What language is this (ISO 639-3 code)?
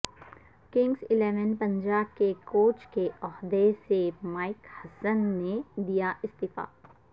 urd